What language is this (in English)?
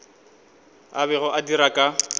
Northern Sotho